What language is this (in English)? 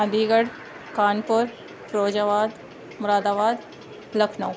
Urdu